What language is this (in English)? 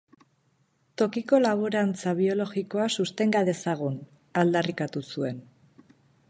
Basque